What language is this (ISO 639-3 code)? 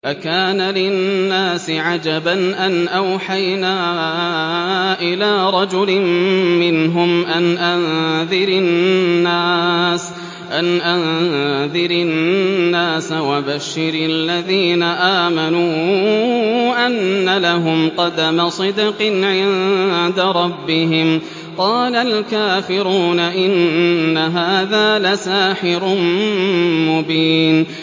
ara